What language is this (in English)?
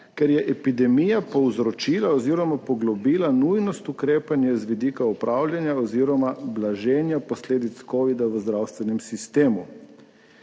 Slovenian